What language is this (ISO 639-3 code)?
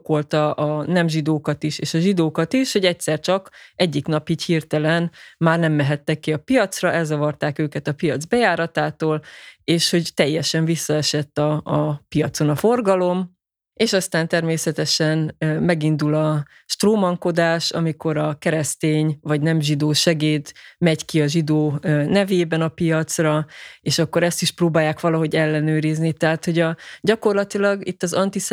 hun